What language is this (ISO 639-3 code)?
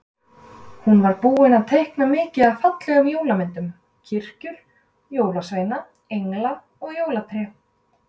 isl